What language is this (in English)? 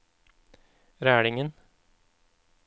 Norwegian